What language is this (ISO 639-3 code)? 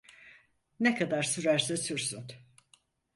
tur